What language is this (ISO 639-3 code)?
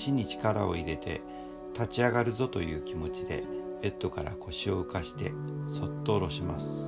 jpn